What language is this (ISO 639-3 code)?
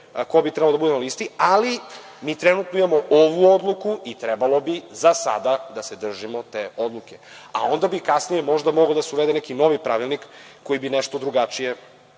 srp